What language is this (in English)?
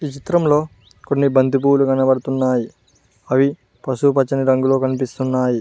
Telugu